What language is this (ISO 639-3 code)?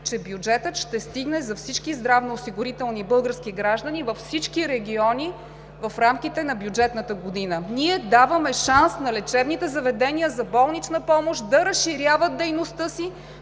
bul